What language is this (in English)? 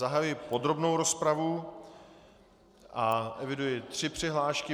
Czech